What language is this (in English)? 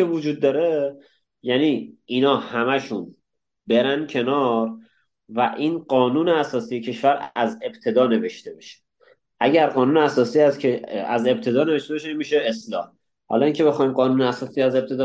Persian